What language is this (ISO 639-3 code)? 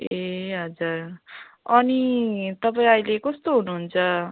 nep